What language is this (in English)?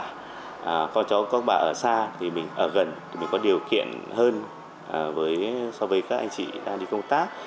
Vietnamese